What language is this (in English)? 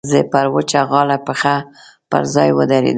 Pashto